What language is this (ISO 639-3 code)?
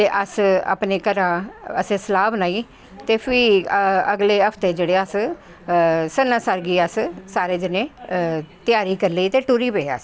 doi